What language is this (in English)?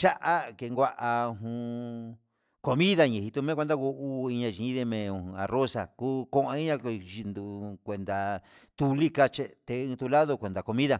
Huitepec Mixtec